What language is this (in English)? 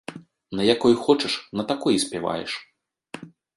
Belarusian